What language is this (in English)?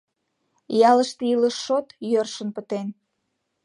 Mari